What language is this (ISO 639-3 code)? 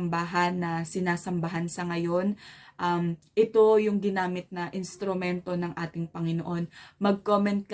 fil